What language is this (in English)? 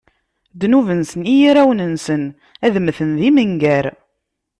Kabyle